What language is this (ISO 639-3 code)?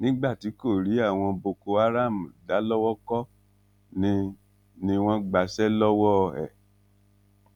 yor